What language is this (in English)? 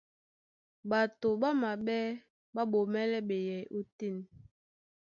Duala